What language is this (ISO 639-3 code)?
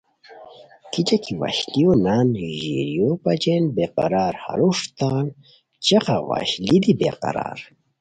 khw